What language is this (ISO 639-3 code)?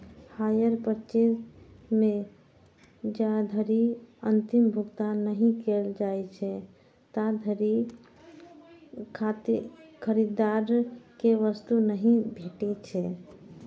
mai